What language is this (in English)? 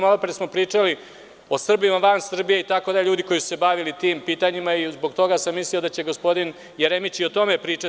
Serbian